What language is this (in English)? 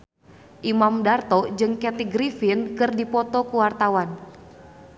Sundanese